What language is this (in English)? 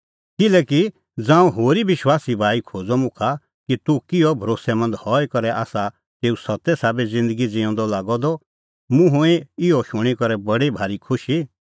Kullu Pahari